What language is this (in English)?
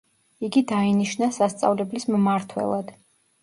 Georgian